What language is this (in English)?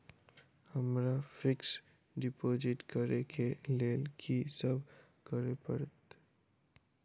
Maithili